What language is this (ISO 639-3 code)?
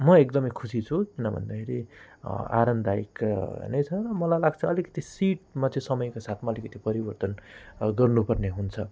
nep